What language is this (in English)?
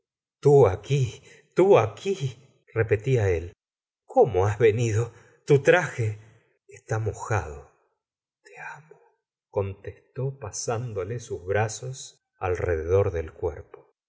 Spanish